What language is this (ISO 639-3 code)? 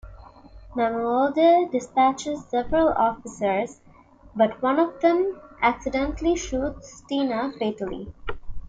eng